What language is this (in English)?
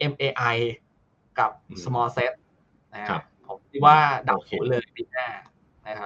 Thai